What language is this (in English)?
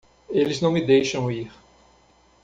Portuguese